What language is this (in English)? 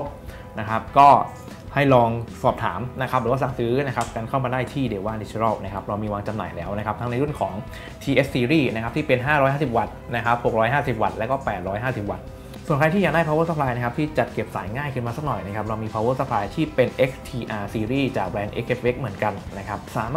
Thai